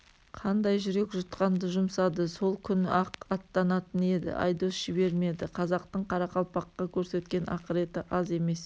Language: Kazakh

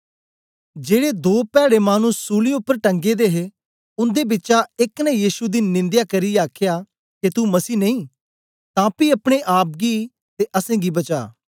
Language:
Dogri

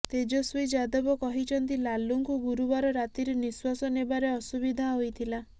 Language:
Odia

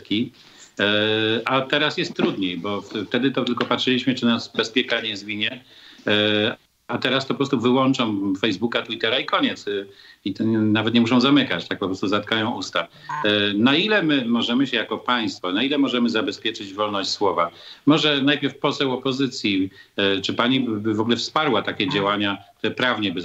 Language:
Polish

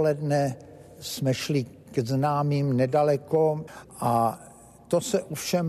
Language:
Czech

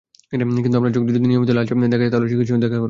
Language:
Bangla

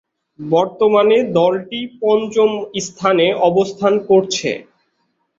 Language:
Bangla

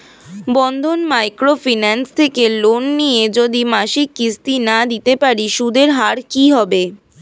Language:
Bangla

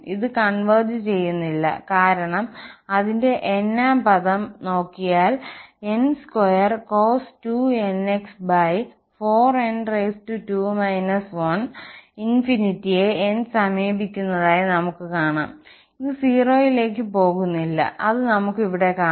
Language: Malayalam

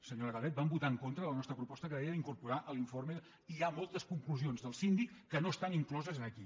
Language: Catalan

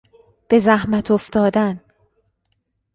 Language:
Persian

